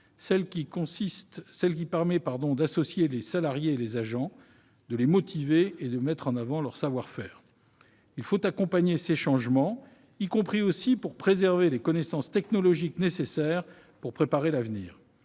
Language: French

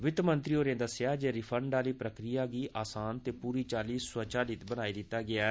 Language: Dogri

